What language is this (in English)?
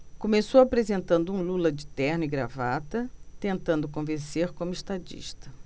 Portuguese